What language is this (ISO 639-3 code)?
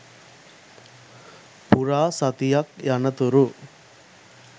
sin